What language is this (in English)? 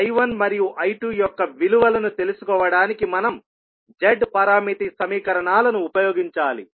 Telugu